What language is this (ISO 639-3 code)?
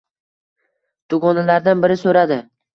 uzb